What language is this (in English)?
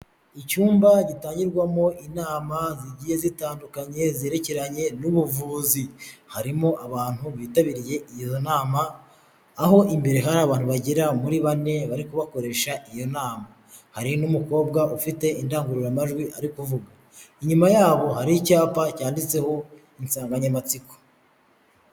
Kinyarwanda